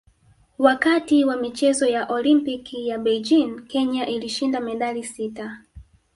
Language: Swahili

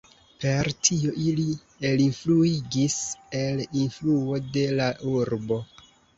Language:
Esperanto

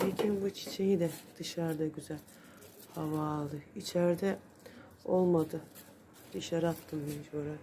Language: Turkish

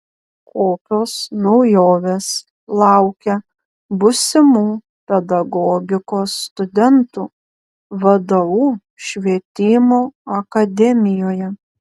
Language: Lithuanian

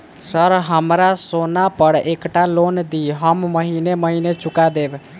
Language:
Maithili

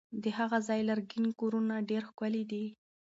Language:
Pashto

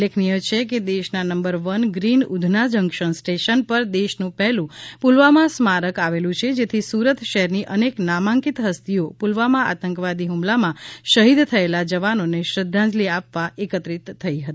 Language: Gujarati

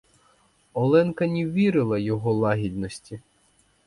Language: Ukrainian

